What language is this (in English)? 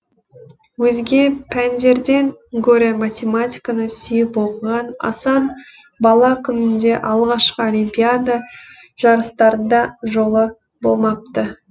Kazakh